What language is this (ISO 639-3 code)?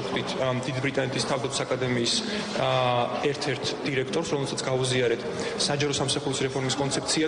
ron